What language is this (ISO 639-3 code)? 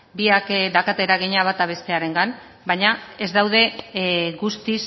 eus